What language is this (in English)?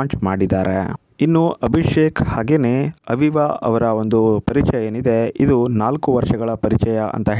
Arabic